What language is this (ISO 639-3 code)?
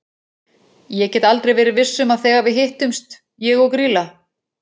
isl